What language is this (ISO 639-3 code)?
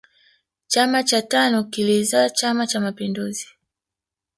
swa